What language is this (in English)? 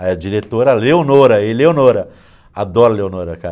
Portuguese